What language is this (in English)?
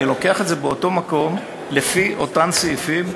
Hebrew